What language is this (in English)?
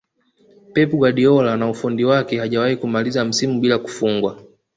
Swahili